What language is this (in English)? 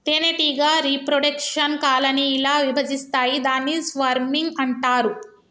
Telugu